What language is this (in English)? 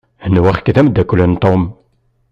Kabyle